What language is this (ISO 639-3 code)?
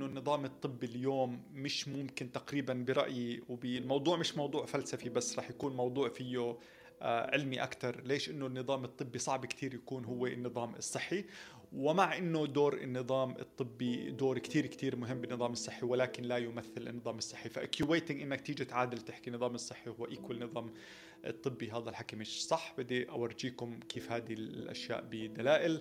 ara